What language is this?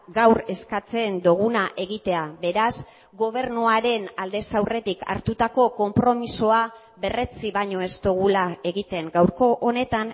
Basque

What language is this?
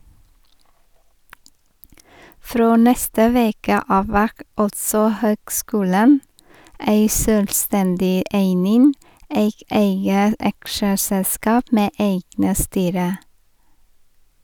Norwegian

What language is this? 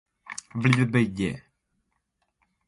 Borgu Fulfulde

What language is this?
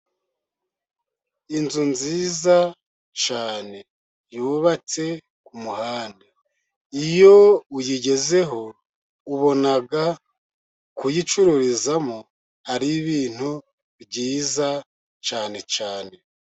Kinyarwanda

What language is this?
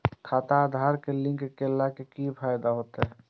Maithili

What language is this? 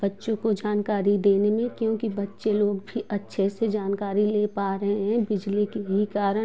Hindi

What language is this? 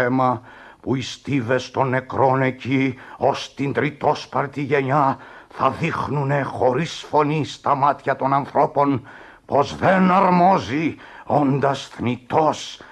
Greek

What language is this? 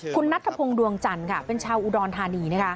Thai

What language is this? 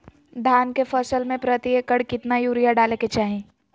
Magahi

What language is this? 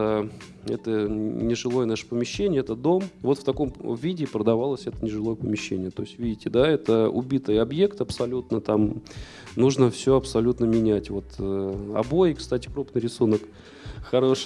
Russian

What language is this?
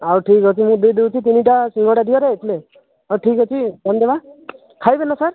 Odia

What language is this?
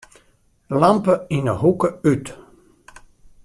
Western Frisian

